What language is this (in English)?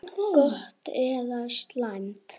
Icelandic